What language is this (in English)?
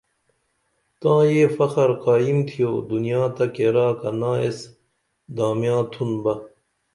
Dameli